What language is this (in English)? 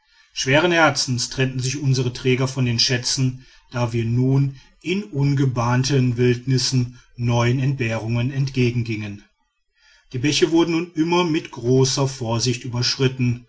German